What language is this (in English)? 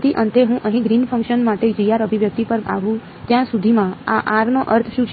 Gujarati